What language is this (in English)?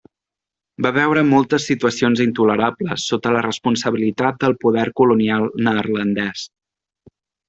Catalan